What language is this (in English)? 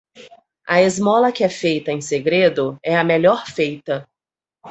Portuguese